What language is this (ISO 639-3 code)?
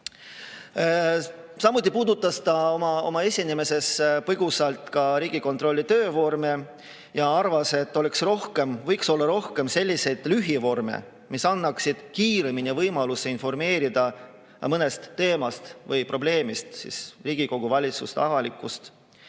est